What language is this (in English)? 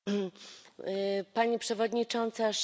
Polish